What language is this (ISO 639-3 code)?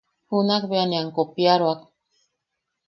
yaq